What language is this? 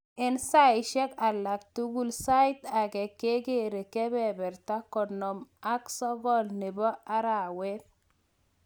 Kalenjin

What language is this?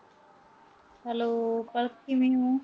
Punjabi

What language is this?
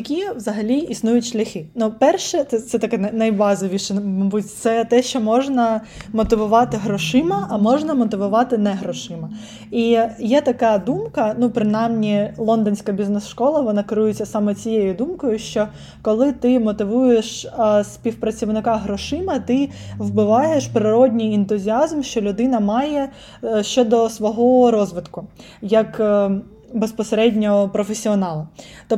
Ukrainian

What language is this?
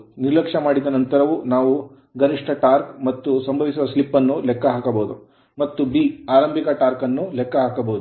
Kannada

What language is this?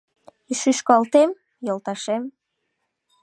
Mari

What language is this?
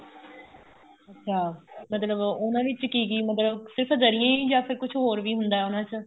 Punjabi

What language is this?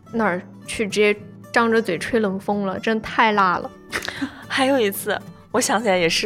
Chinese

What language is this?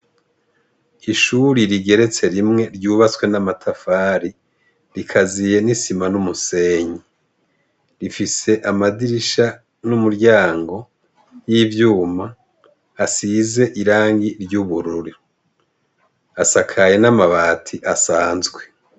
Rundi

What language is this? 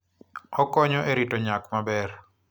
Luo (Kenya and Tanzania)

